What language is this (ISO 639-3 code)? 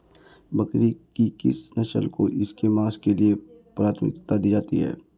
hin